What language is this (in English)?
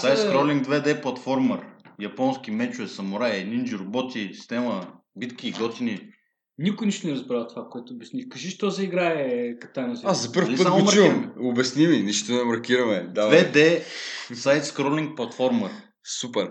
Bulgarian